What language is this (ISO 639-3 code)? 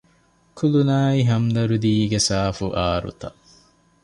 div